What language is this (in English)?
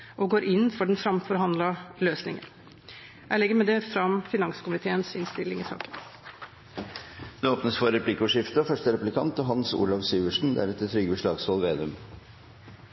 Norwegian Bokmål